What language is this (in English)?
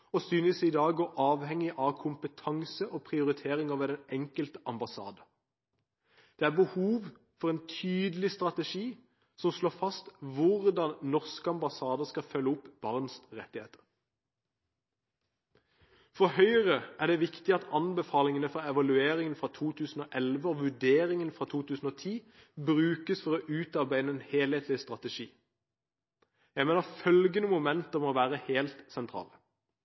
Norwegian Bokmål